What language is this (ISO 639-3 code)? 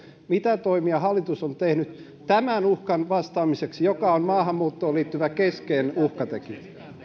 fin